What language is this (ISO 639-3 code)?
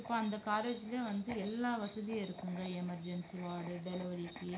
tam